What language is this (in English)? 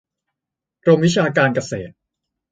Thai